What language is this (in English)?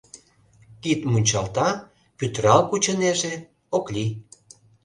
Mari